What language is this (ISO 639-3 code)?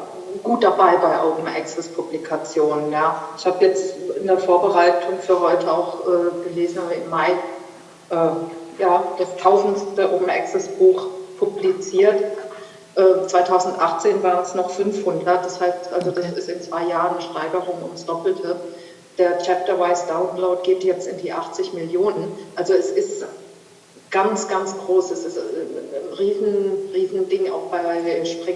deu